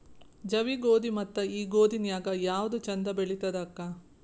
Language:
Kannada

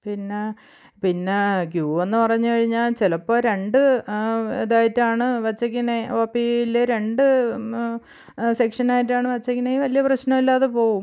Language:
Malayalam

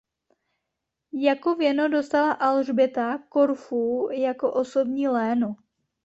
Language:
Czech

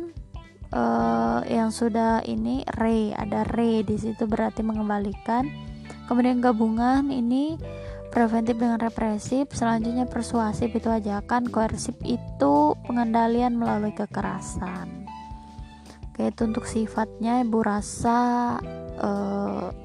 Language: Indonesian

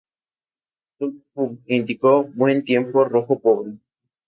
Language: Spanish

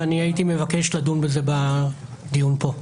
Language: Hebrew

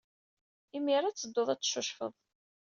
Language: Kabyle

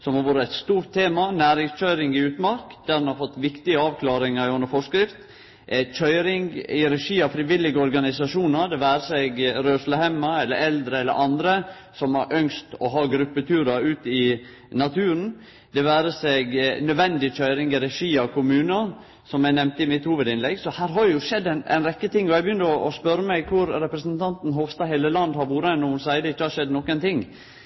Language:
Norwegian Nynorsk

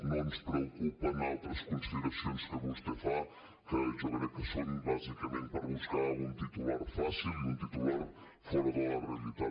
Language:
Catalan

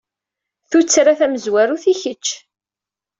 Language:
Kabyle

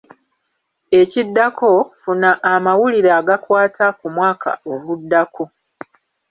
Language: Ganda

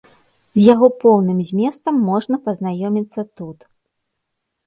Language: Belarusian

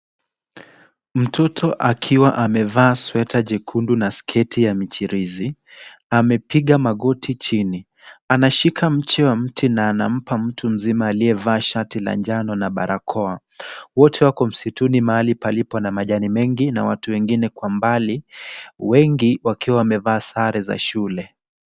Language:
Swahili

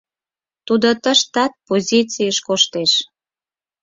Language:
Mari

